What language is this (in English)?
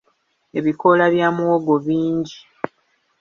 Ganda